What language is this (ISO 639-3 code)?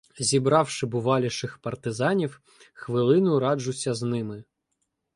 ukr